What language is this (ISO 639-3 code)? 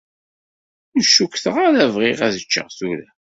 kab